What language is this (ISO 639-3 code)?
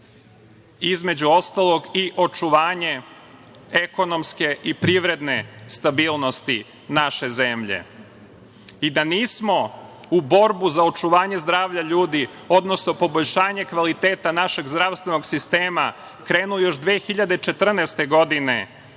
srp